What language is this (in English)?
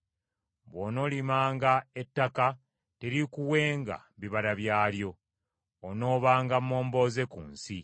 Ganda